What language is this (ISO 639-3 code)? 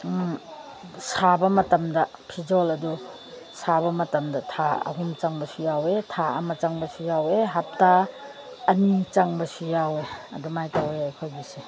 mni